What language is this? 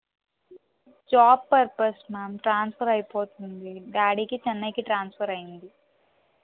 Telugu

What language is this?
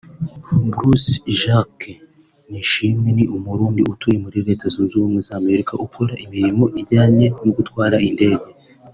Kinyarwanda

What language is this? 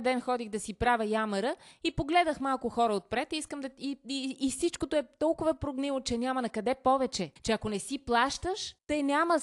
Bulgarian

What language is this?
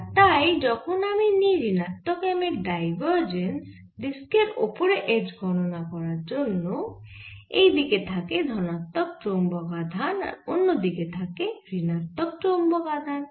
Bangla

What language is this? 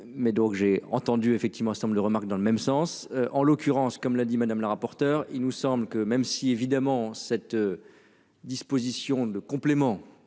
French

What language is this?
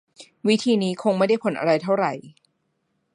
Thai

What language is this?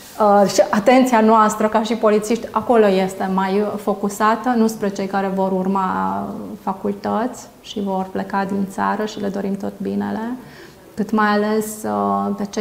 Romanian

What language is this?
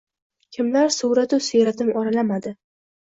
Uzbek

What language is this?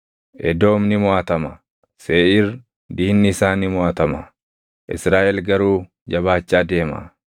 Oromo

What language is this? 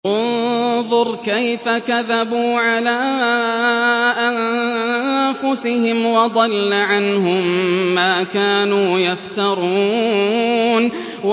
Arabic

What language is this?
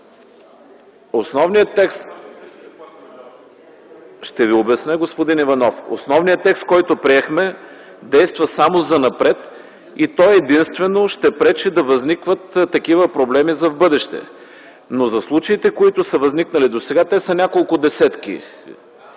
Bulgarian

